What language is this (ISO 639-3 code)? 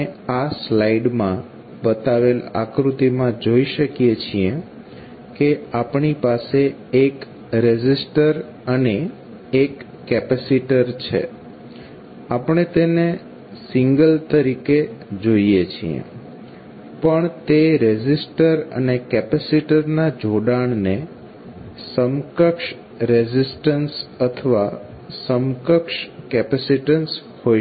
guj